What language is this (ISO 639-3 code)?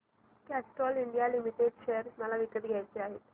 mar